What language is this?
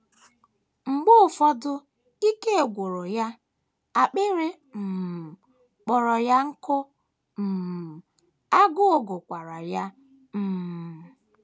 Igbo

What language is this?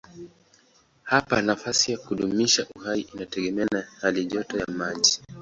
Swahili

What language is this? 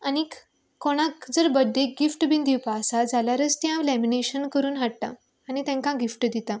Konkani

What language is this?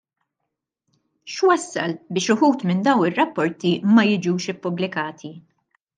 Maltese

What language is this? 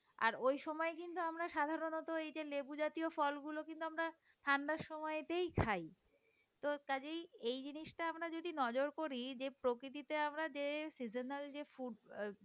Bangla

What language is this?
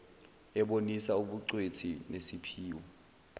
Zulu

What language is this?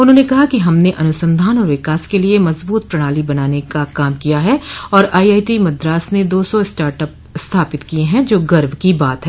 Hindi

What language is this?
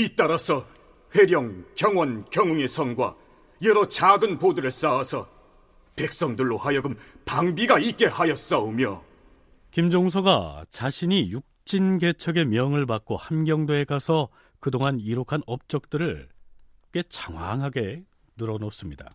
Korean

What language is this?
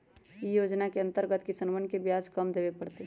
Magahi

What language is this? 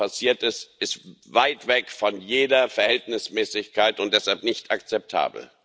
German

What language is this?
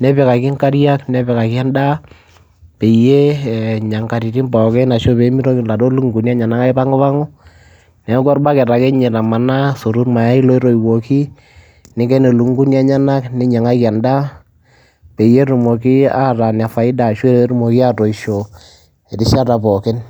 Masai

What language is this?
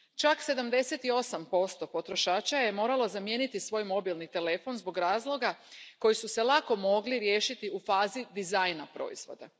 Croatian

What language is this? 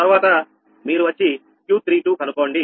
Telugu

